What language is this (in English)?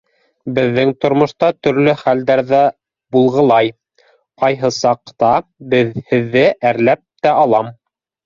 Bashkir